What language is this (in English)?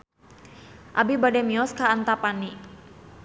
Sundanese